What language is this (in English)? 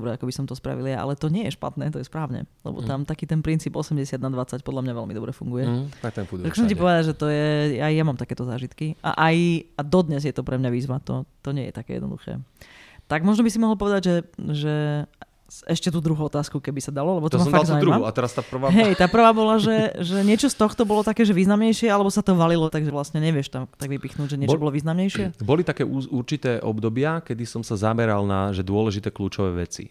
Slovak